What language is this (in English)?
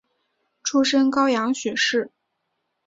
Chinese